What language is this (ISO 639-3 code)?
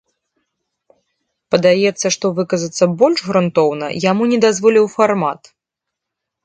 bel